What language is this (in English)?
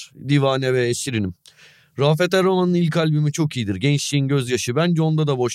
Turkish